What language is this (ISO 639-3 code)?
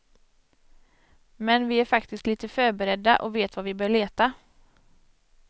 swe